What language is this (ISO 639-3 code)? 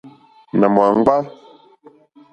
bri